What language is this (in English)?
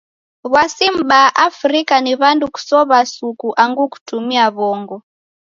Taita